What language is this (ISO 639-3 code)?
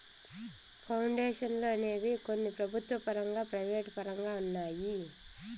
tel